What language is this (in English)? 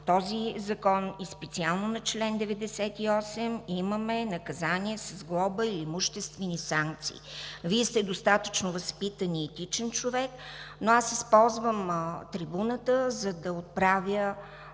Bulgarian